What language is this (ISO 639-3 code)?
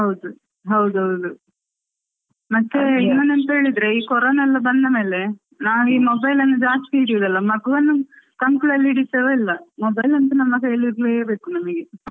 kan